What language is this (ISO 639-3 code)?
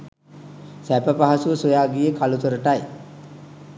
sin